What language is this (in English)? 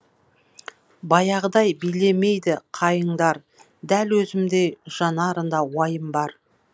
Kazakh